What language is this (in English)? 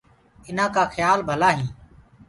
Gurgula